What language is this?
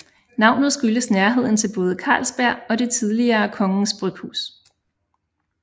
Danish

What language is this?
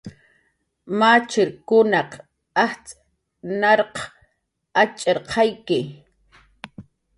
Jaqaru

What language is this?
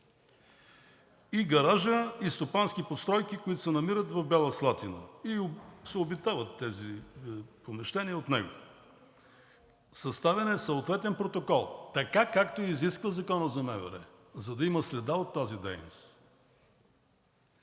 Bulgarian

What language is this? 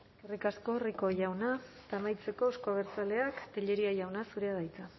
Basque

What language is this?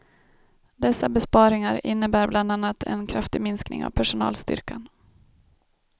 Swedish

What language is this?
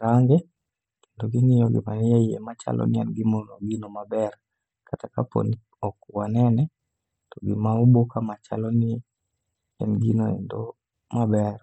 Luo (Kenya and Tanzania)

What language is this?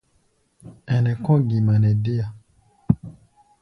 Gbaya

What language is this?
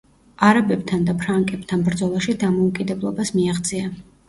Georgian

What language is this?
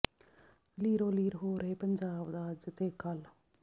Punjabi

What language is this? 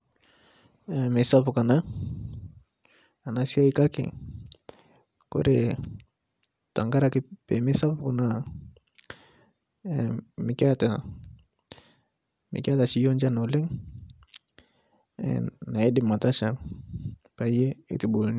Masai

